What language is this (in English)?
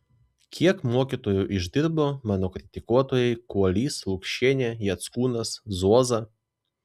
Lithuanian